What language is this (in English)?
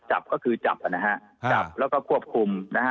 Thai